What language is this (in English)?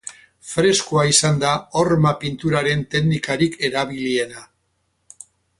Basque